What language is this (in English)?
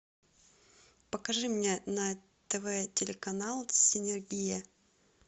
Russian